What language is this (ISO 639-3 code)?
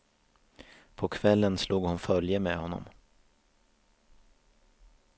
swe